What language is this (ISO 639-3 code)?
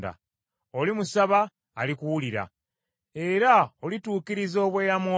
lug